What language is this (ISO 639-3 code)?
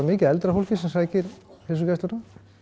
isl